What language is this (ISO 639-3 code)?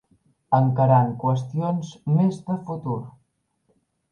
cat